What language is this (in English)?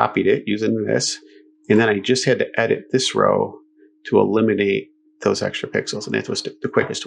English